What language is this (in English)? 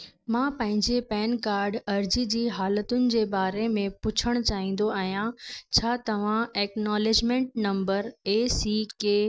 Sindhi